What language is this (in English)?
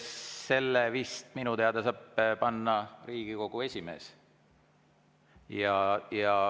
Estonian